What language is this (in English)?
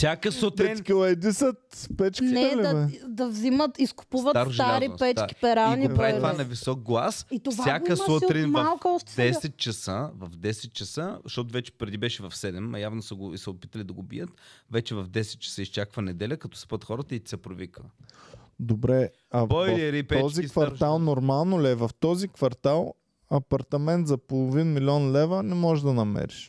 Bulgarian